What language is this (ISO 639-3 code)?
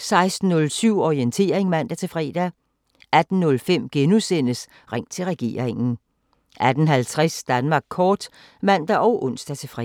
dan